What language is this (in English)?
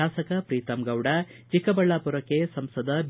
Kannada